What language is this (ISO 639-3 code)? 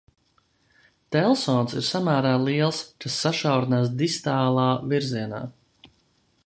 lav